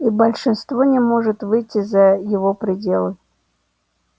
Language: Russian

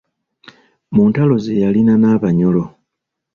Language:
Ganda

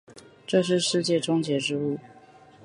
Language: Chinese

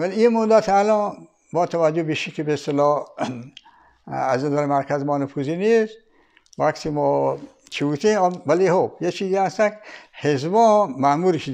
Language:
Persian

